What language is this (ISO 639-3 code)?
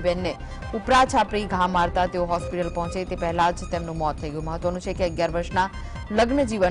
hin